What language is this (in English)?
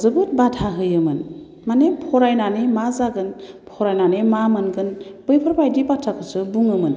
Bodo